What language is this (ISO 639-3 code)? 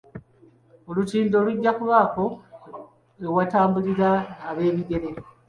lug